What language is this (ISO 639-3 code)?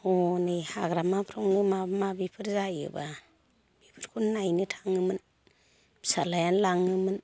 brx